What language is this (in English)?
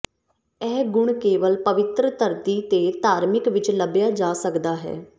Punjabi